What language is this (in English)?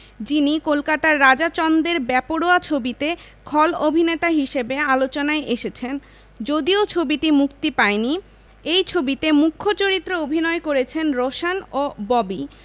Bangla